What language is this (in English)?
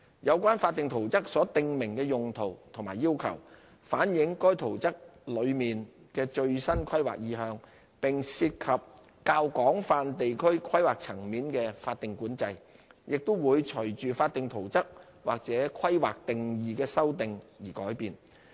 Cantonese